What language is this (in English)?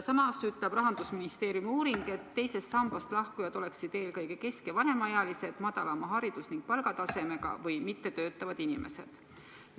Estonian